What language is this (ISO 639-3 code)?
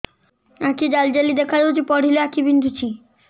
ori